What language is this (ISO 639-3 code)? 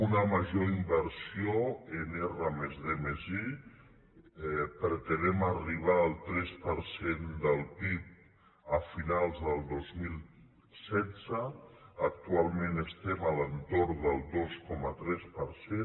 cat